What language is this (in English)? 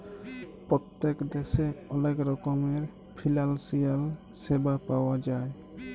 Bangla